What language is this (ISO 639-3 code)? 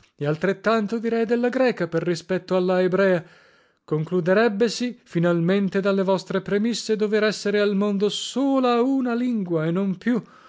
ita